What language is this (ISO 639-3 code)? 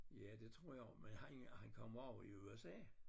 dan